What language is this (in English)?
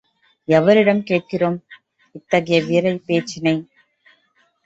Tamil